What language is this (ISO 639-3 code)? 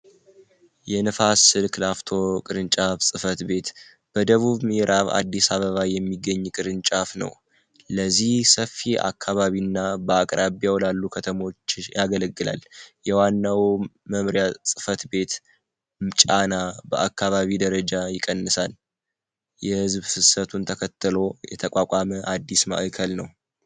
amh